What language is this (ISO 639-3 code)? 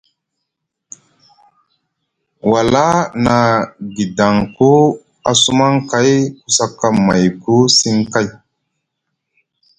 mug